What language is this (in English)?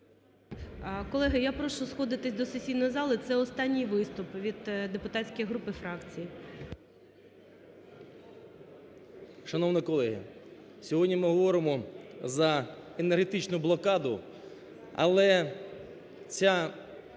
Ukrainian